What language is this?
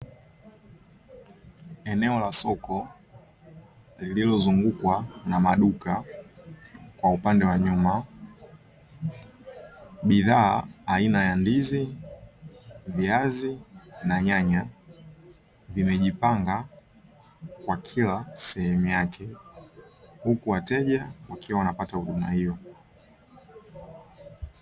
Swahili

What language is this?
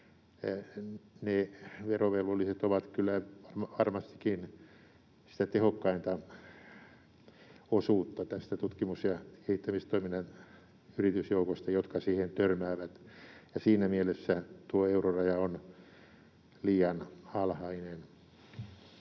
Finnish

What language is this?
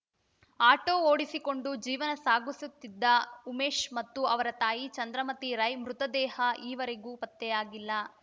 Kannada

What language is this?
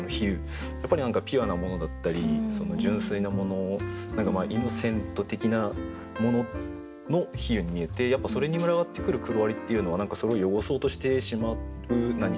Japanese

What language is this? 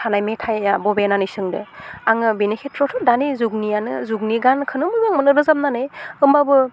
Bodo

